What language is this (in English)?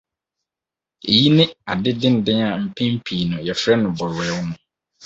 Akan